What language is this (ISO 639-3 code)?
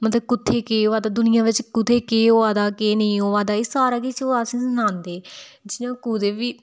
doi